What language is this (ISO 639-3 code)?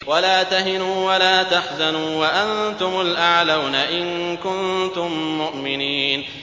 ara